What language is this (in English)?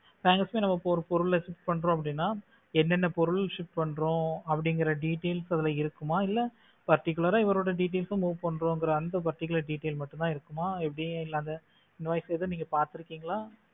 Tamil